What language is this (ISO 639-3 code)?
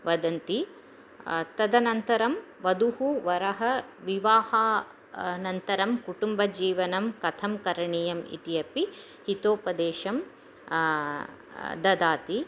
san